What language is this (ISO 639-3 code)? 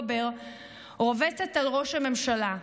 heb